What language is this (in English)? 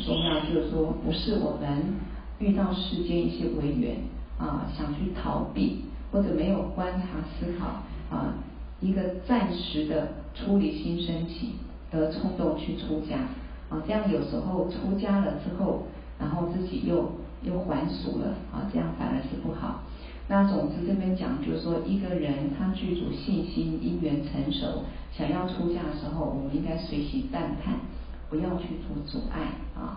Chinese